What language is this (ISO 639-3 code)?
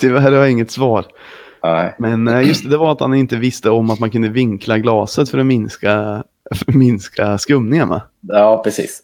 swe